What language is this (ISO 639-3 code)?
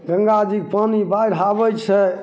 mai